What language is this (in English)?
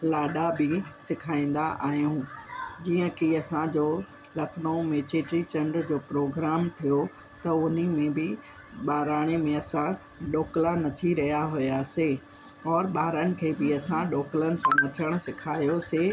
Sindhi